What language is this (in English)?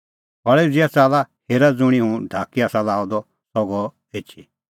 Kullu Pahari